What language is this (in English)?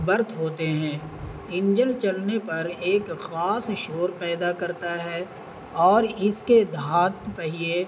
Urdu